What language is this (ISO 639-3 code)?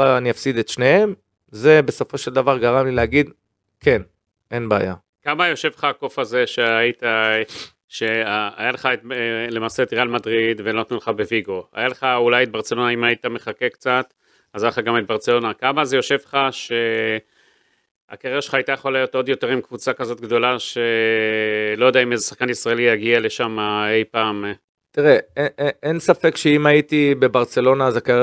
heb